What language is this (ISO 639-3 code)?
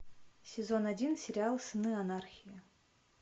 rus